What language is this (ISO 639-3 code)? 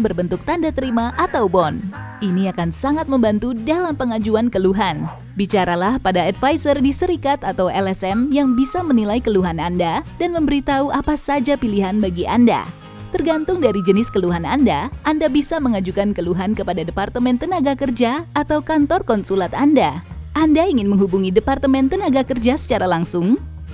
ind